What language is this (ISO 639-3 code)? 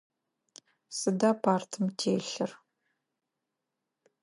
ady